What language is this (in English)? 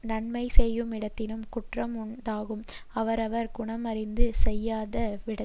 Tamil